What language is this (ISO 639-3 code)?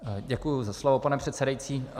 ces